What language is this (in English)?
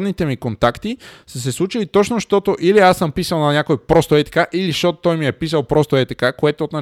Bulgarian